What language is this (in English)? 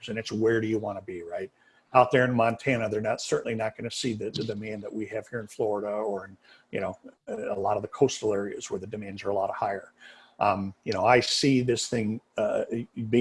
English